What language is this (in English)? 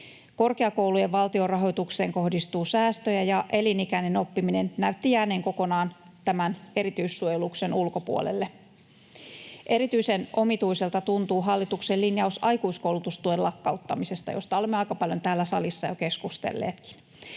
Finnish